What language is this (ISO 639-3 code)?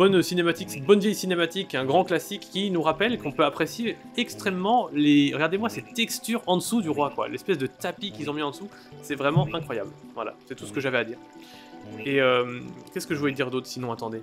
fra